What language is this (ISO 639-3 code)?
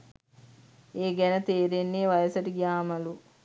sin